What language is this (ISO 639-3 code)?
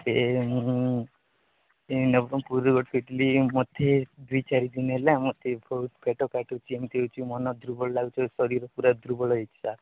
ori